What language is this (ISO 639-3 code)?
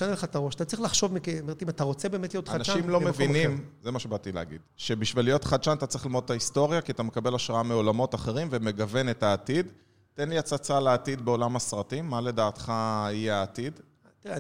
heb